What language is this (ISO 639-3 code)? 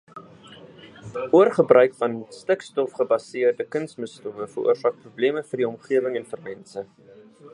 afr